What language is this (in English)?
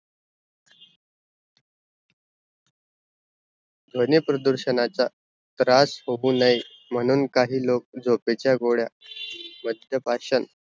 Marathi